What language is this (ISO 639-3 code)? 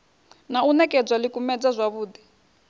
ven